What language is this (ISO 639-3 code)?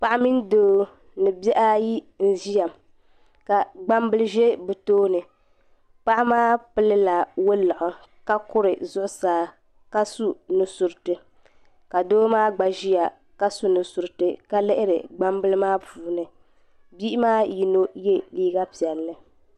dag